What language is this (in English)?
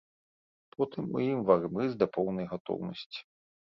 Belarusian